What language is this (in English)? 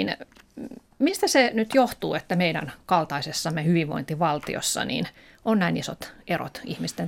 Finnish